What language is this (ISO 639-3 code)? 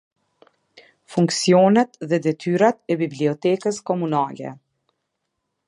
sqi